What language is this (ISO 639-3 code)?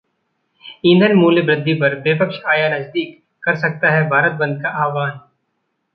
hin